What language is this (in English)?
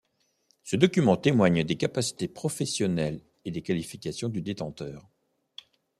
French